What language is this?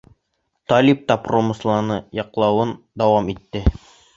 Bashkir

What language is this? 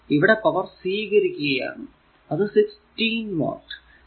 Malayalam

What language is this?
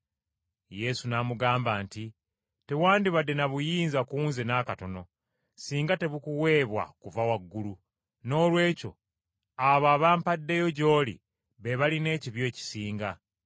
Ganda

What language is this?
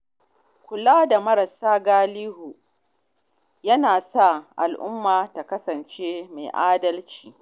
Hausa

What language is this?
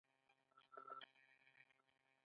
Pashto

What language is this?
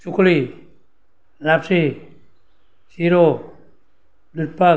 Gujarati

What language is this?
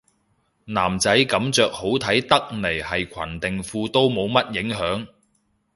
Cantonese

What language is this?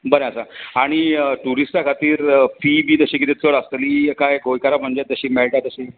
Konkani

